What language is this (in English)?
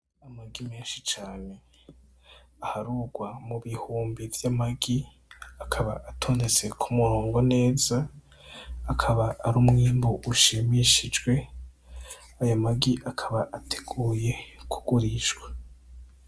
Rundi